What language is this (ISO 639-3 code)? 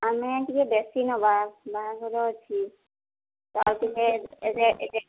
ori